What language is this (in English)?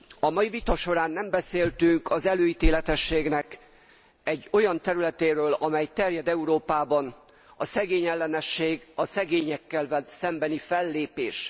Hungarian